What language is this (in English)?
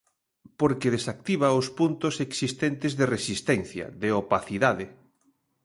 Galician